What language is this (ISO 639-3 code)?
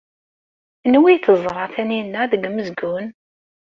kab